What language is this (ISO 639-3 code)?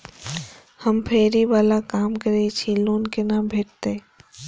mai